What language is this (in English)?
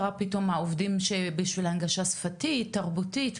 Hebrew